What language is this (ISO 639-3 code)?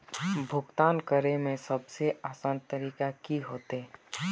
mag